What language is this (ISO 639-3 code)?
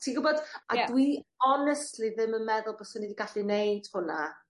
cym